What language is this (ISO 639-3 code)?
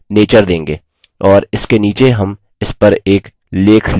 hin